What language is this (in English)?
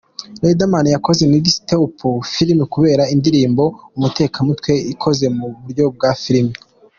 Kinyarwanda